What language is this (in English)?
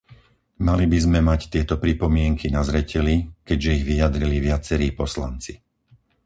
Slovak